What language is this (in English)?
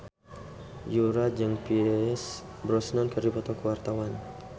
Sundanese